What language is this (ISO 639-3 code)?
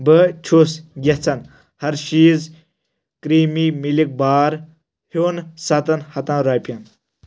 kas